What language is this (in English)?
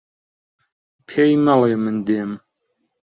Central Kurdish